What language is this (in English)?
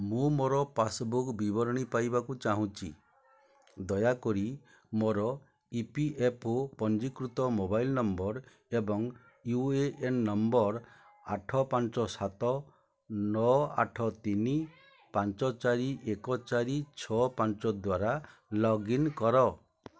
Odia